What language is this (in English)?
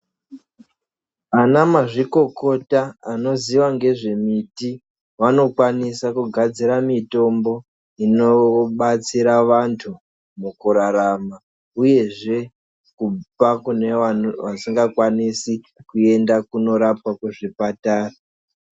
Ndau